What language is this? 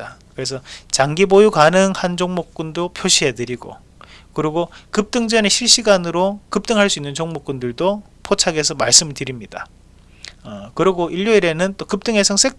Korean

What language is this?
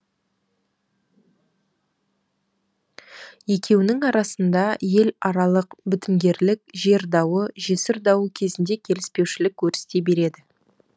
Kazakh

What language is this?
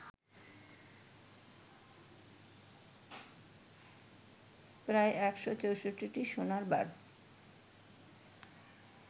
Bangla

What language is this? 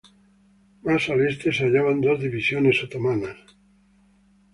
Spanish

